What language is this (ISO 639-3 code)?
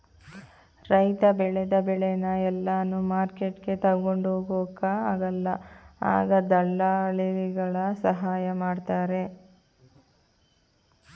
kan